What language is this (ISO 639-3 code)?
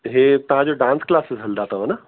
snd